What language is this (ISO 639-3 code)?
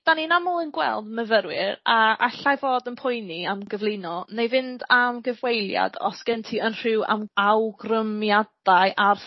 cym